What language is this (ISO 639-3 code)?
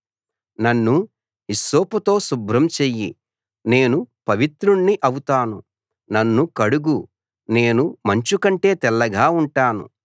tel